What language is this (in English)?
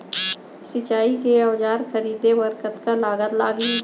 Chhattisgarhi